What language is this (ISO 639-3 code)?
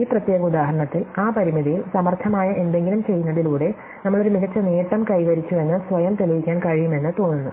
mal